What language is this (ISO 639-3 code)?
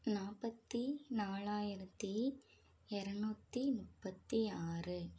tam